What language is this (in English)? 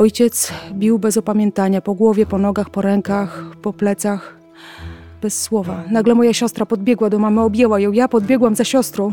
Polish